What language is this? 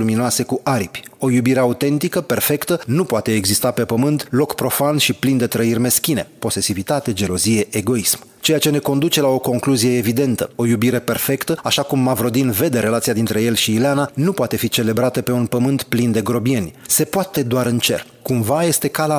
Romanian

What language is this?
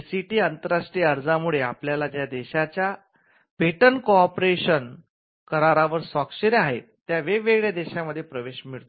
Marathi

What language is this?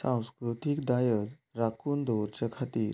Konkani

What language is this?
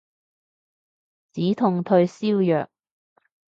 Cantonese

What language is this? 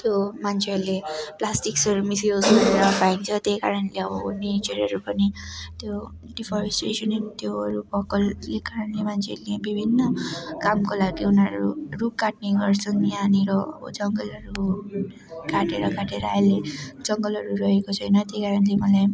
Nepali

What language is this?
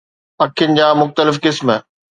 Sindhi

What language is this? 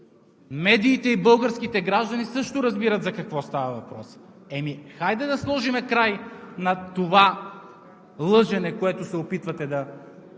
Bulgarian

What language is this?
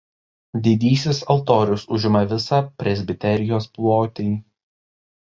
Lithuanian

